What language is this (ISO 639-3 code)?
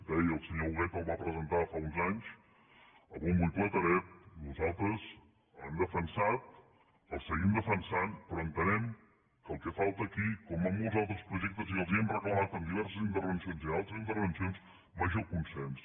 cat